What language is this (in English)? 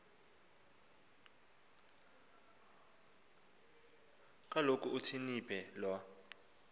Xhosa